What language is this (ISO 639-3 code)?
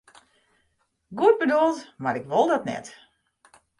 fry